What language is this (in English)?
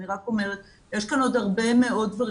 Hebrew